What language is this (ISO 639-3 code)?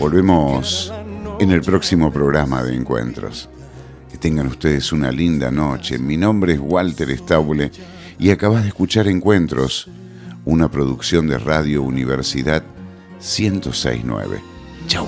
spa